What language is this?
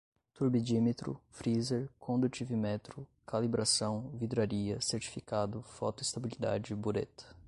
Portuguese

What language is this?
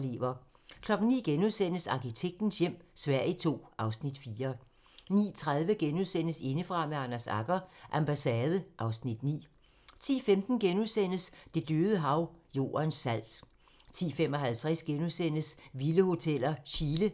Danish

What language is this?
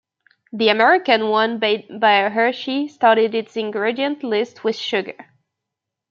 English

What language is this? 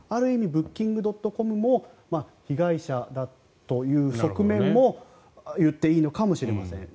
Japanese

